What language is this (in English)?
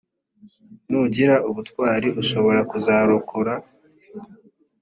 Kinyarwanda